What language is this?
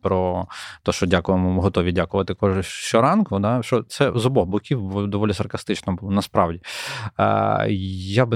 Ukrainian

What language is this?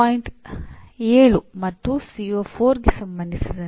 Kannada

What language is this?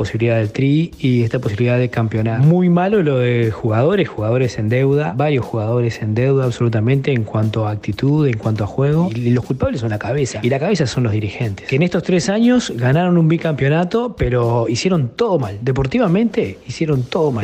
Spanish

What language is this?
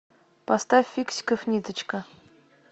Russian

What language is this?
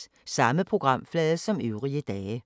Danish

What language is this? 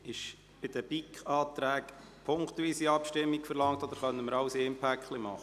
Swiss German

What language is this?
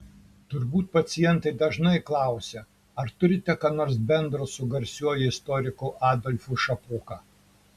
Lithuanian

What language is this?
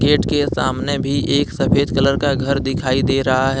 Hindi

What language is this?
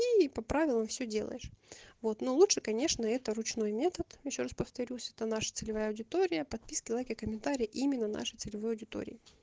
Russian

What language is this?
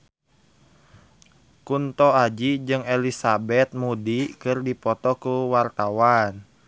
Sundanese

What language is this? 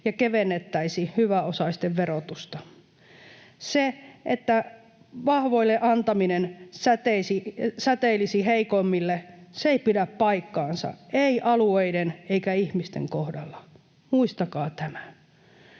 Finnish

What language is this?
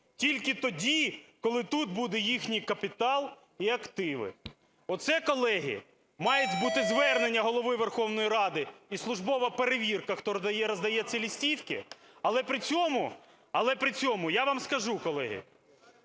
Ukrainian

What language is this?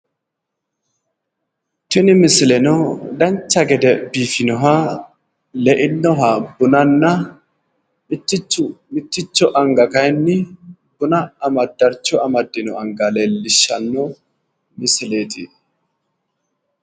Sidamo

